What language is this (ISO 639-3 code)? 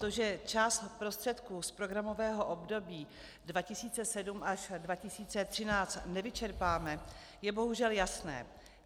ces